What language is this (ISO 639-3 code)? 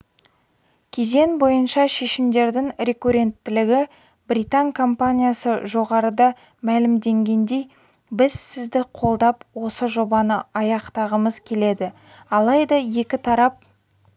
kaz